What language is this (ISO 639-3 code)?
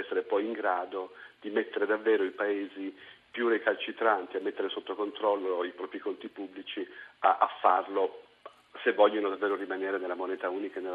ita